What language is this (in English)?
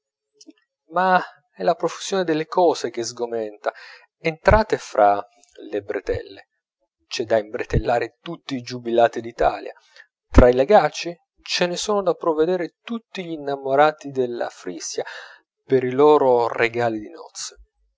Italian